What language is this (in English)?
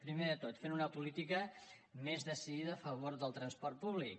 Catalan